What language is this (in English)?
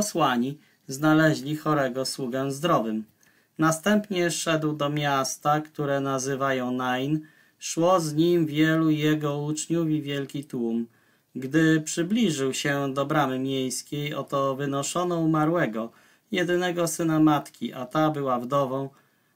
Polish